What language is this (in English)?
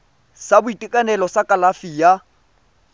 Tswana